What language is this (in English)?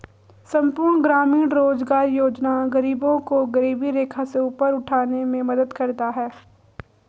Hindi